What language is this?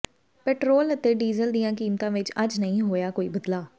Punjabi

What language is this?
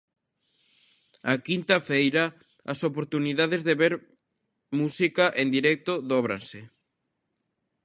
Galician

